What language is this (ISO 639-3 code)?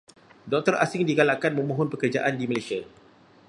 msa